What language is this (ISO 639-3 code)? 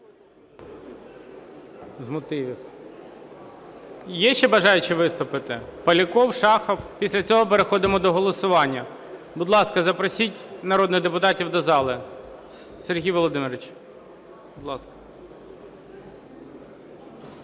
ukr